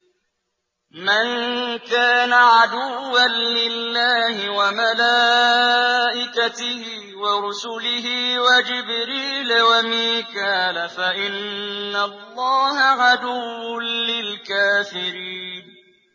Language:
Arabic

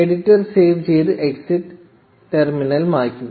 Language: Malayalam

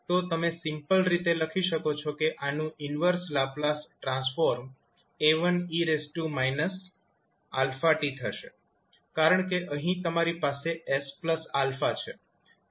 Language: Gujarati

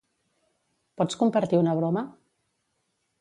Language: Catalan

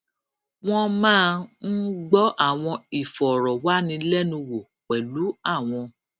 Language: Yoruba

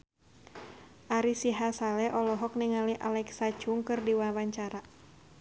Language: Sundanese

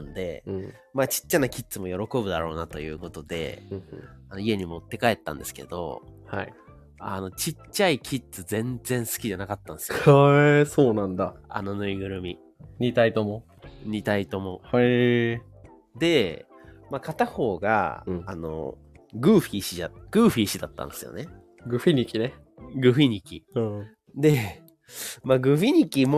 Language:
Japanese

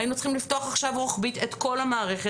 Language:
Hebrew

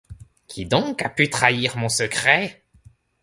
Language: French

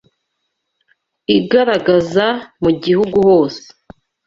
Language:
Kinyarwanda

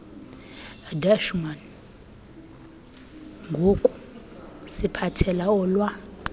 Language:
Xhosa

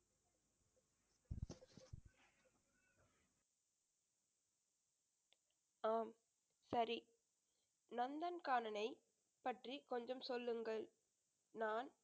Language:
Tamil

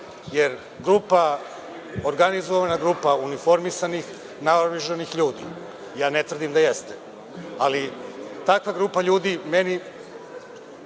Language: Serbian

